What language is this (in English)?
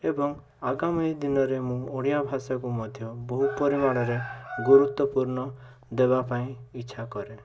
Odia